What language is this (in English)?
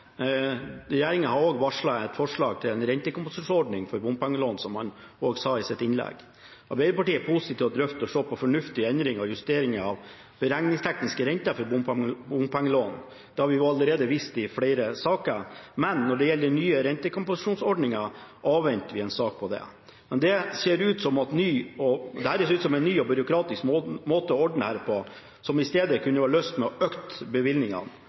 Norwegian Bokmål